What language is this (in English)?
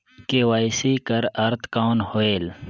Chhattisgarhi